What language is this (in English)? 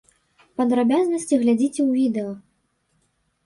Belarusian